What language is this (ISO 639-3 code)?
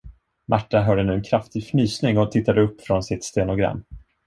swe